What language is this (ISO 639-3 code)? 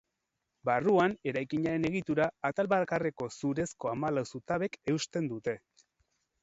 eus